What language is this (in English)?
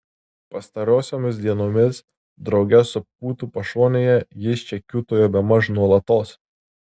Lithuanian